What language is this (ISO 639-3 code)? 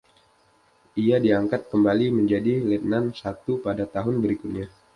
ind